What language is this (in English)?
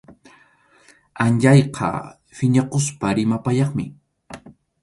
Arequipa-La Unión Quechua